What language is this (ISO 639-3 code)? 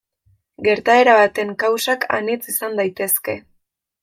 eus